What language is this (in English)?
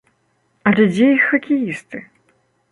Belarusian